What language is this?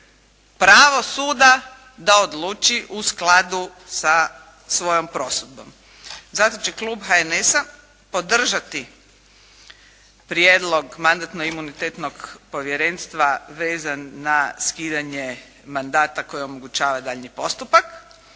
Croatian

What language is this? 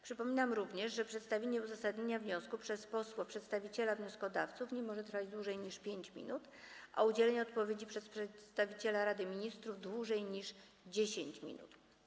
Polish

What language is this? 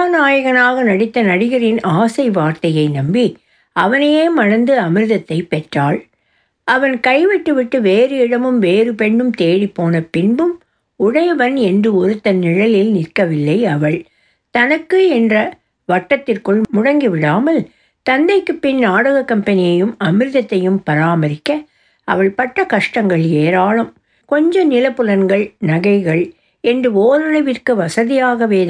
Tamil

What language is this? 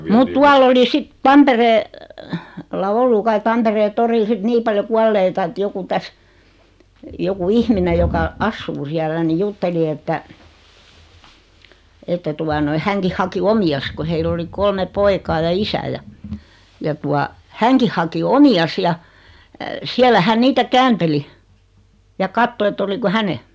Finnish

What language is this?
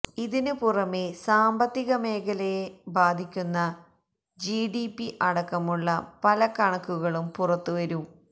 Malayalam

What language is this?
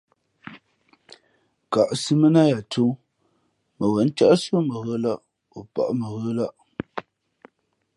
Fe'fe'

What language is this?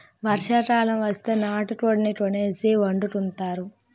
Telugu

